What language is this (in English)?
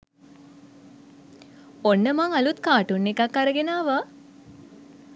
Sinhala